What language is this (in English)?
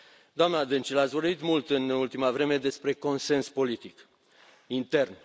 Romanian